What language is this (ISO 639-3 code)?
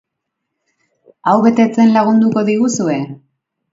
eus